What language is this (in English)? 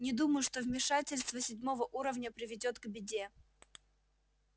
Russian